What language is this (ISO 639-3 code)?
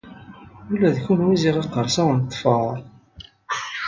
kab